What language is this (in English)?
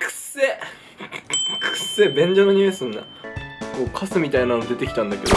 Japanese